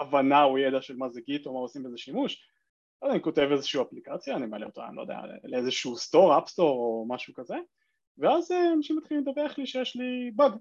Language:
Hebrew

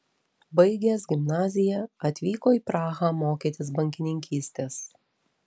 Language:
Lithuanian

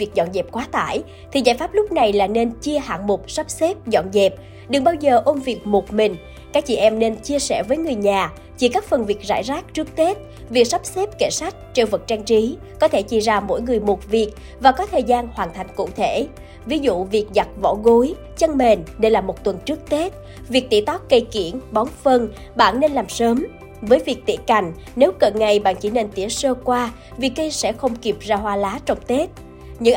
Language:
Vietnamese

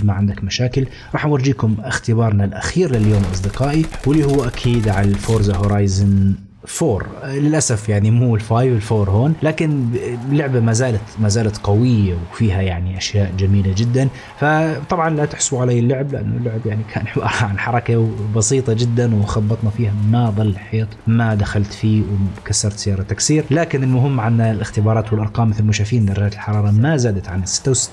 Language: Arabic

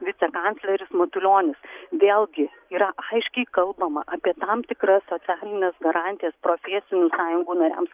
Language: Lithuanian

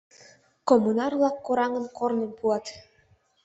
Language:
Mari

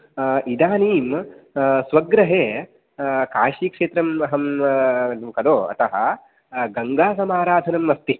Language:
Sanskrit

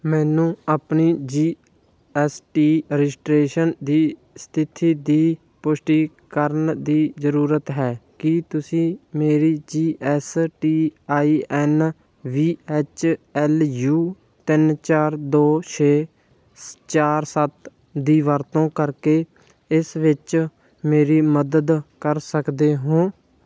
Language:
Punjabi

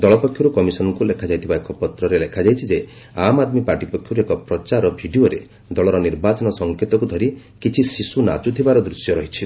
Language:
Odia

